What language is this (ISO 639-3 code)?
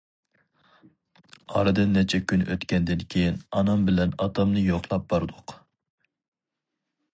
uig